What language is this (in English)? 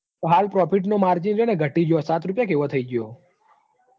Gujarati